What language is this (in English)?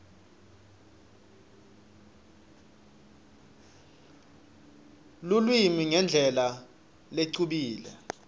Swati